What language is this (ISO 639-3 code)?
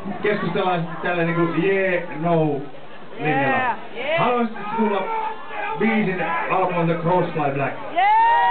fin